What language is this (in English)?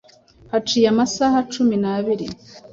Kinyarwanda